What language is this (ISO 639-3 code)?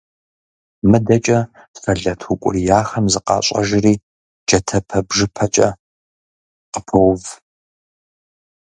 kbd